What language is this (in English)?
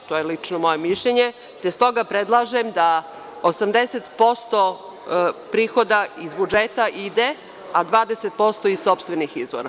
Serbian